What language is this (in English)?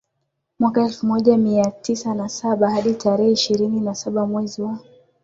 Swahili